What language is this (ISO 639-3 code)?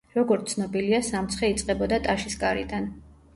kat